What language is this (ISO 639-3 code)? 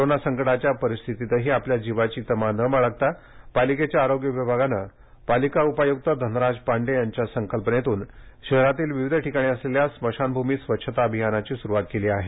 mar